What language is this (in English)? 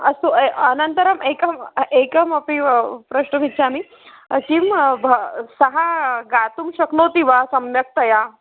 Sanskrit